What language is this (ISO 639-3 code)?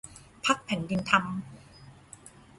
tha